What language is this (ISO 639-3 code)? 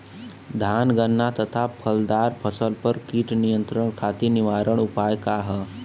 bho